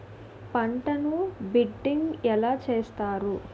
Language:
Telugu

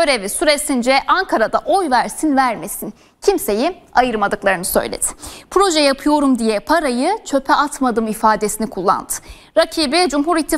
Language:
Turkish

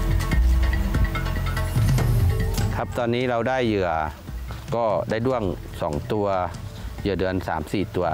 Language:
Thai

